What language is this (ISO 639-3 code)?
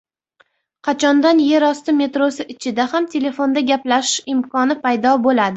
uzb